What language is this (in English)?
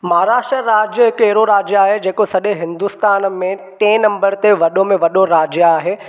Sindhi